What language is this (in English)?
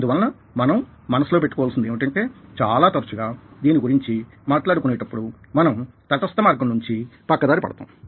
Telugu